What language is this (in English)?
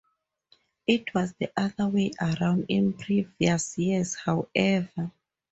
English